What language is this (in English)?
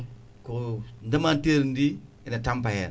Fula